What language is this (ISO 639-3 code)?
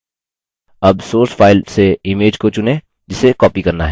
hin